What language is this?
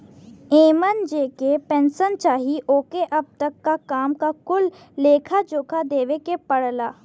Bhojpuri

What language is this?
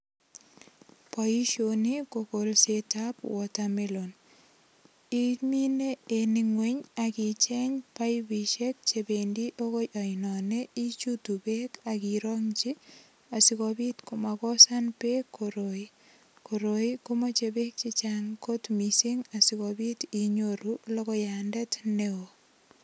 Kalenjin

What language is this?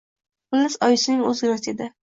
Uzbek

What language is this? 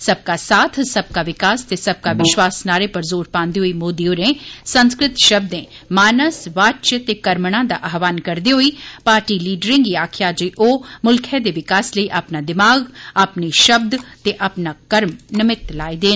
Dogri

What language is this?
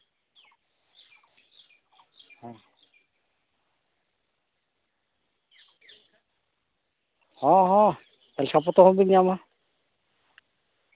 Santali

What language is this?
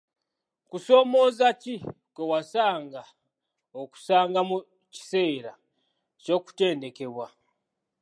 Ganda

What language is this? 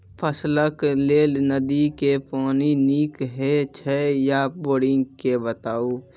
Maithili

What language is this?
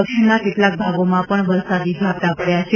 Gujarati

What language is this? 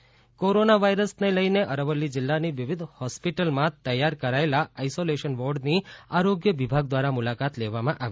Gujarati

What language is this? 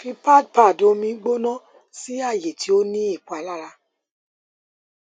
Yoruba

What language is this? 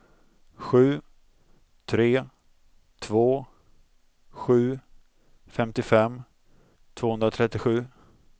Swedish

